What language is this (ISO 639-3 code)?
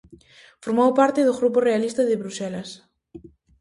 glg